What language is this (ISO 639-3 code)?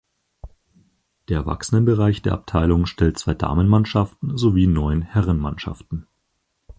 deu